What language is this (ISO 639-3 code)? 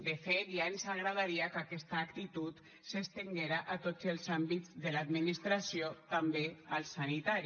cat